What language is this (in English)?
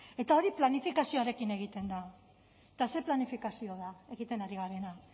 Basque